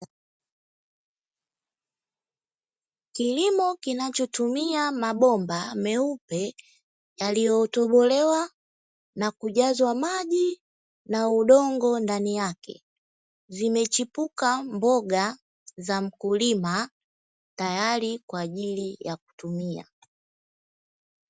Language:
Swahili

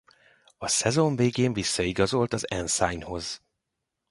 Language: Hungarian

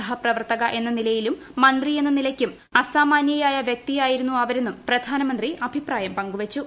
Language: Malayalam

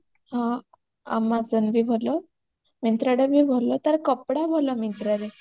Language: Odia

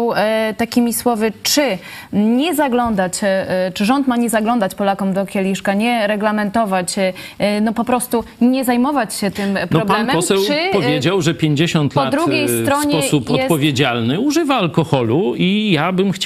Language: Polish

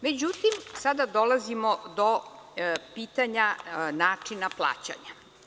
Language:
Serbian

